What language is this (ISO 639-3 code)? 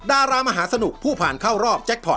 tha